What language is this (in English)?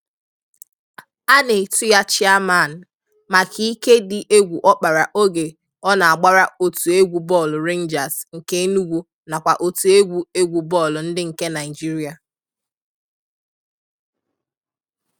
Igbo